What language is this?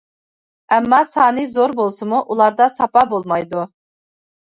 Uyghur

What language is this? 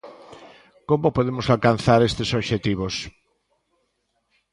Galician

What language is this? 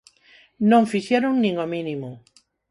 Galician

